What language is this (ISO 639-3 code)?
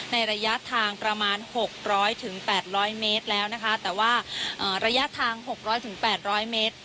tha